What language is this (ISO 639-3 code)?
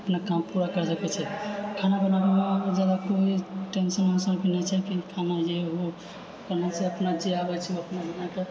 mai